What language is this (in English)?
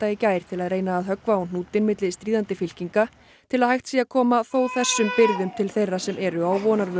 Icelandic